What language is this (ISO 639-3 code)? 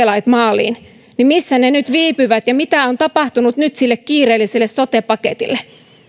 fin